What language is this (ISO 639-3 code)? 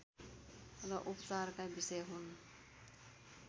nep